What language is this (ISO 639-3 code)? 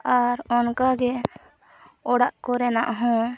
sat